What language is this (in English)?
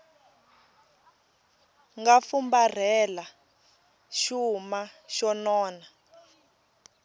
Tsonga